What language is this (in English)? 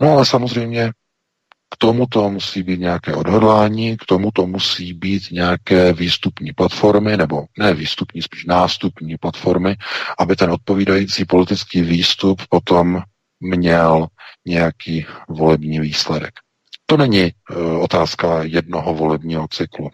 Czech